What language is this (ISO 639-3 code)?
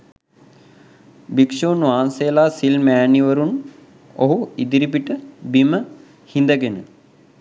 sin